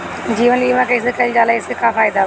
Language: Bhojpuri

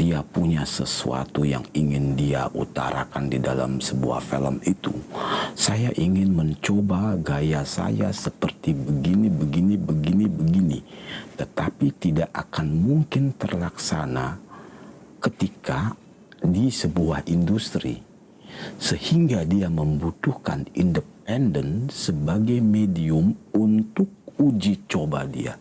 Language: Indonesian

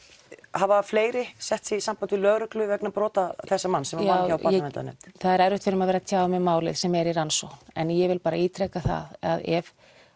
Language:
Icelandic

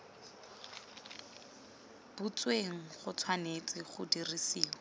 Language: Tswana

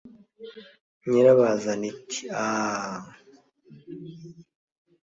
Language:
Kinyarwanda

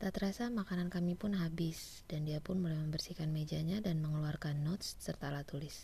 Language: Indonesian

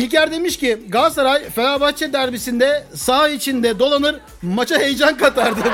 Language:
Turkish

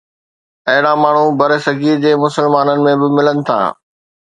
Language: Sindhi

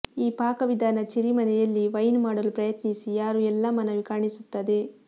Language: Kannada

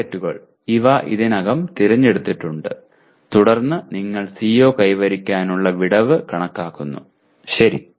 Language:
Malayalam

